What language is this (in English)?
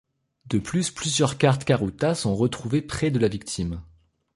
French